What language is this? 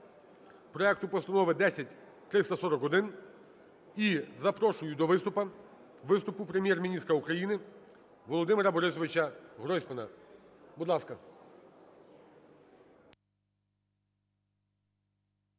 Ukrainian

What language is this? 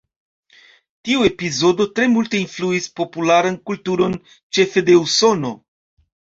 Esperanto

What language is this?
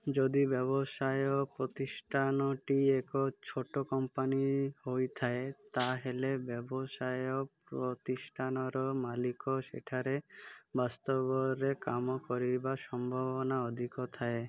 Odia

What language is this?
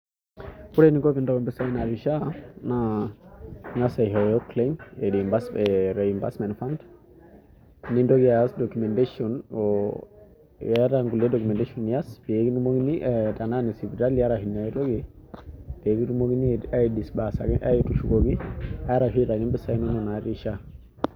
Masai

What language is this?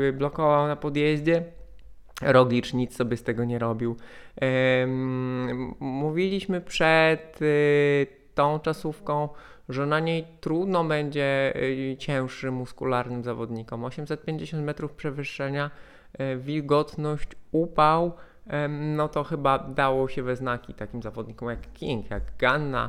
Polish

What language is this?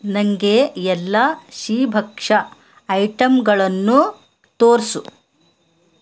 Kannada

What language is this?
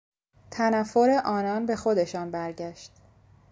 Persian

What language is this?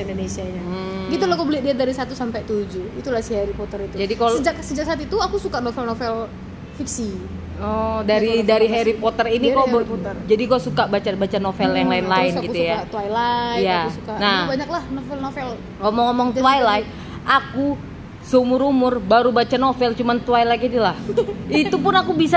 Indonesian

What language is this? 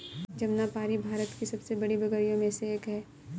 Hindi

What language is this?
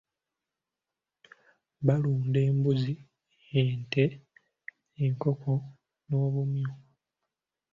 Ganda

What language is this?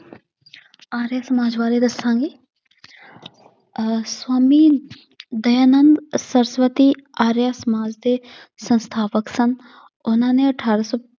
Punjabi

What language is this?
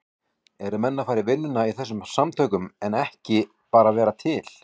Icelandic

